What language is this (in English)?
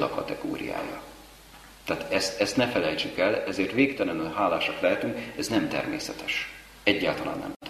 Hungarian